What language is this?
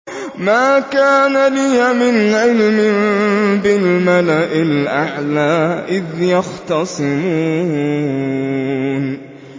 Arabic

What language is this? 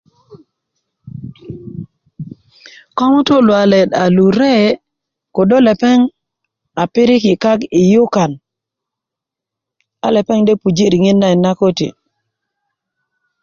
Kuku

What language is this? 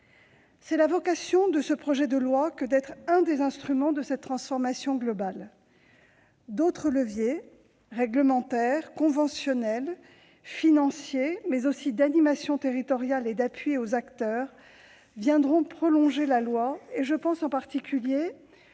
French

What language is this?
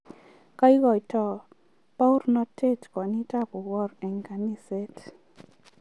Kalenjin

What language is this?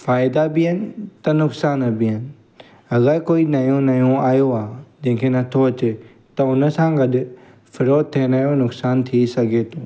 Sindhi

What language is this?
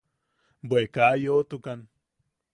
Yaqui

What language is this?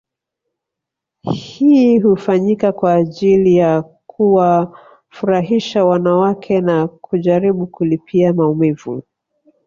Swahili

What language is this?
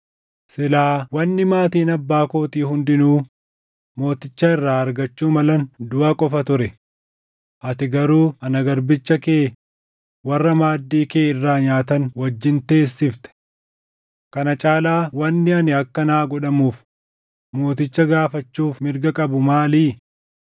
Oromo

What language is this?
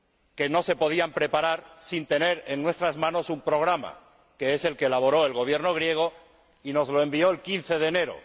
Spanish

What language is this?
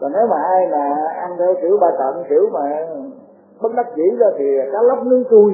Vietnamese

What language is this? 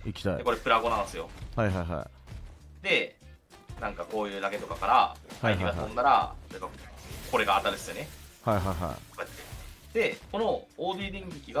Japanese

